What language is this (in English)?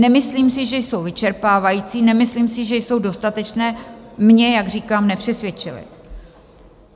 Czech